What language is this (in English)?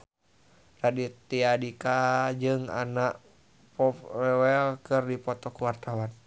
Sundanese